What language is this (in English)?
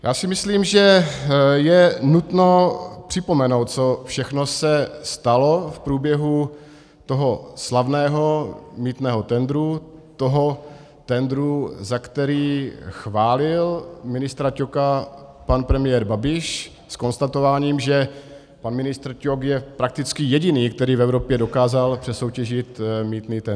Czech